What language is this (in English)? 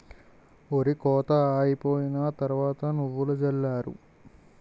Telugu